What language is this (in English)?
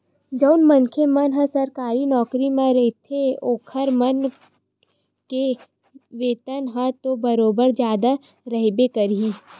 Chhattisgarhi